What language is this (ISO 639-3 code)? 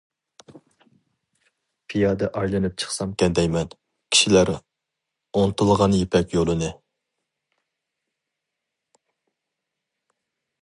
uig